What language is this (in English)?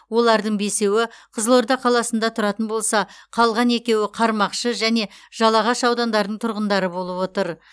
Kazakh